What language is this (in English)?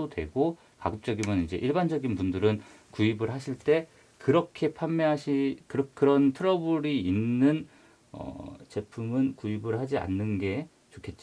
Korean